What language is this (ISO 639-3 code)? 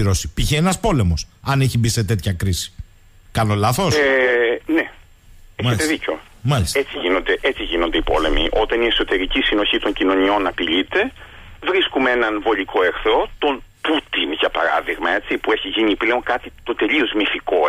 ell